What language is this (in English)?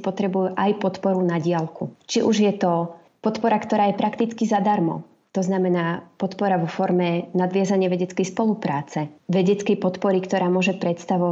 Slovak